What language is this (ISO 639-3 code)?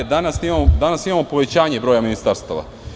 srp